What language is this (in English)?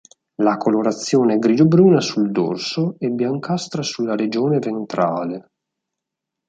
Italian